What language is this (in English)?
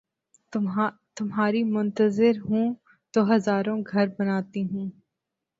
Urdu